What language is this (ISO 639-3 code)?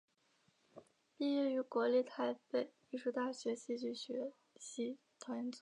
zho